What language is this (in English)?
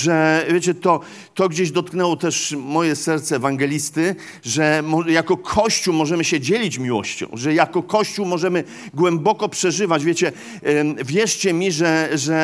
Polish